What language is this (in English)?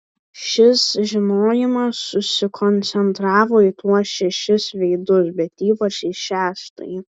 Lithuanian